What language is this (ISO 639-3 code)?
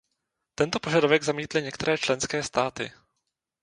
ces